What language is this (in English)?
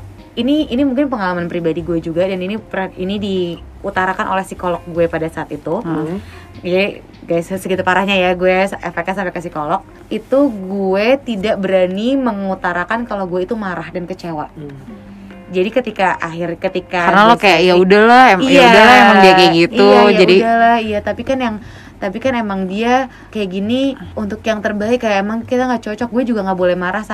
Indonesian